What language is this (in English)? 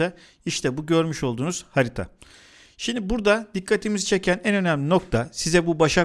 Turkish